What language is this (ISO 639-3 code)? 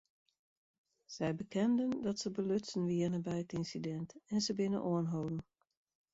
fry